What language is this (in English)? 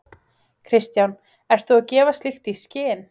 Icelandic